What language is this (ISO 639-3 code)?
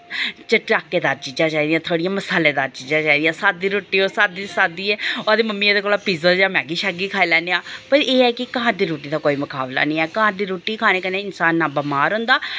doi